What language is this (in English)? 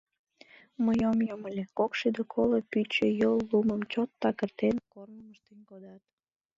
Mari